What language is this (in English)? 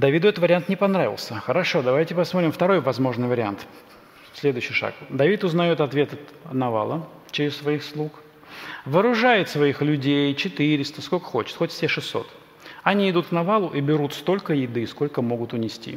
Russian